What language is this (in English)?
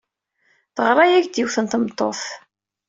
Kabyle